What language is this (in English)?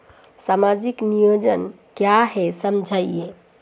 Hindi